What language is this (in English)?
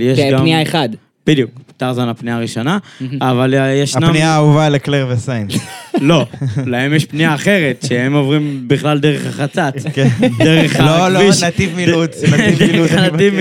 Hebrew